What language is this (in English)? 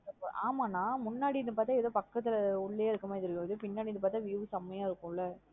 Tamil